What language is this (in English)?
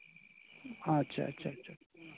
Santali